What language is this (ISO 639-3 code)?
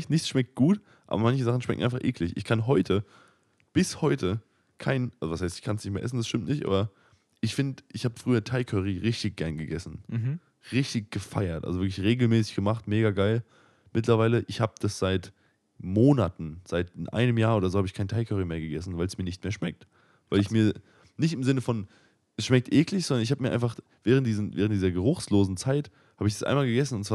deu